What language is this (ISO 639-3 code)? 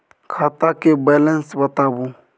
mai